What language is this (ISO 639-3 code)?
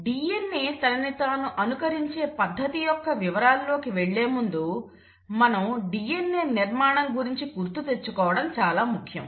tel